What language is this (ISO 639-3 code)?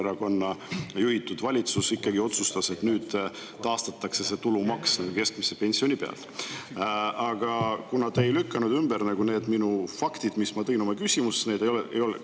est